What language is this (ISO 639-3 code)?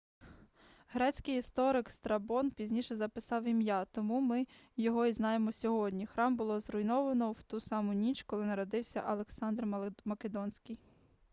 ukr